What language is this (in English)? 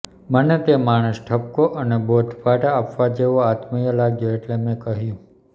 Gujarati